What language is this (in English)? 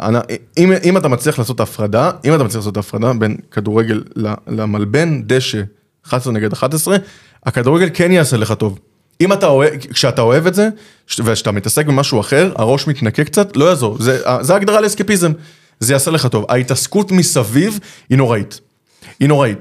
Hebrew